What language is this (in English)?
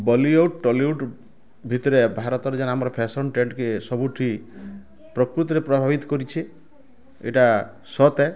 Odia